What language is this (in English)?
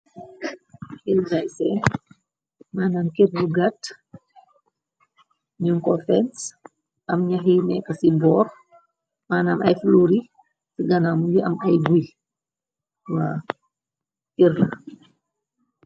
Wolof